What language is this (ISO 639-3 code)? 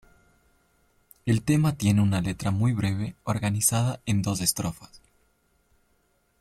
spa